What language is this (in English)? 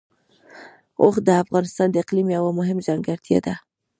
Pashto